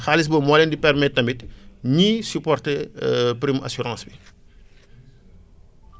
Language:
Wolof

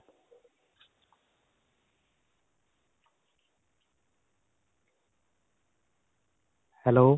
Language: Punjabi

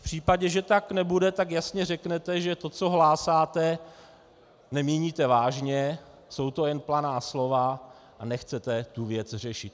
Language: Czech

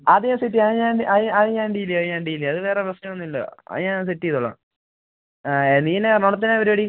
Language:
Malayalam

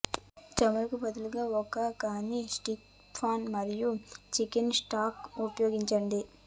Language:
Telugu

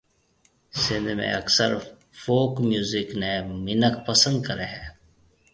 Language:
Marwari (Pakistan)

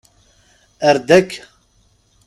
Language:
Kabyle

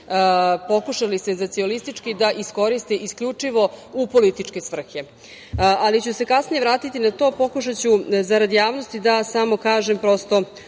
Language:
Serbian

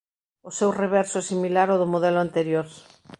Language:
Galician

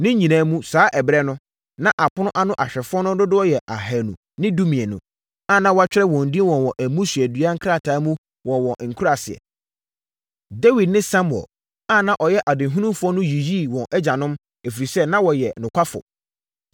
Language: Akan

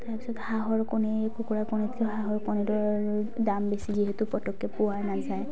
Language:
Assamese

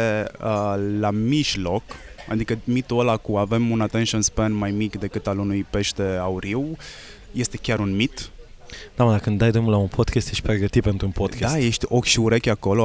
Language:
Romanian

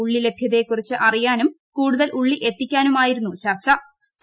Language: Malayalam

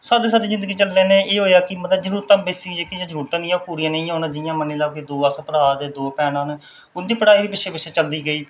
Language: Dogri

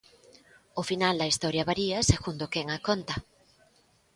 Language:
Galician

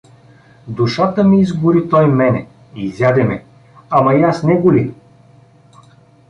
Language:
Bulgarian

